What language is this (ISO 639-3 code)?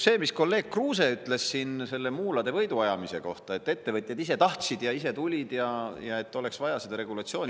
est